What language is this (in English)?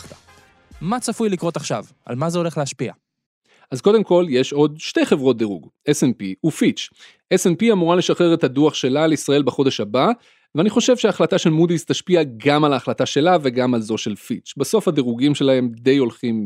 Hebrew